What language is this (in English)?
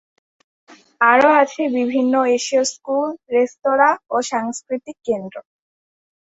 Bangla